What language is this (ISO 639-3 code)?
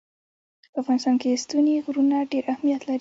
pus